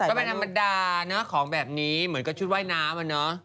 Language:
Thai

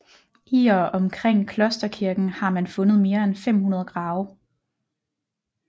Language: Danish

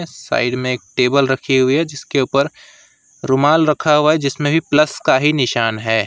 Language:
Hindi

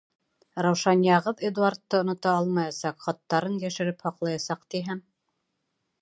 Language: Bashkir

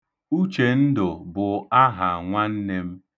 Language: Igbo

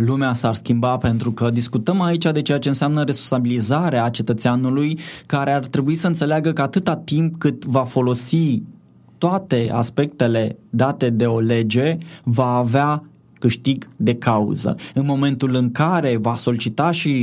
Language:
Romanian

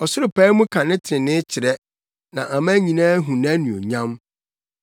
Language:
Akan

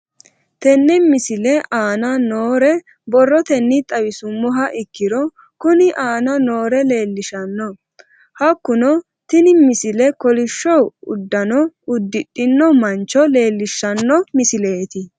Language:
Sidamo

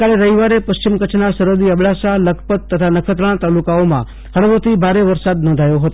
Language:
Gujarati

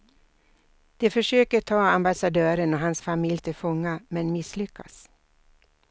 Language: Swedish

